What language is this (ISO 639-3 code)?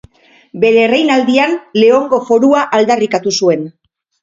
eus